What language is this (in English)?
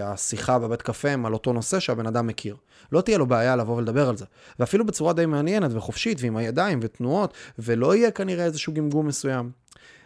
Hebrew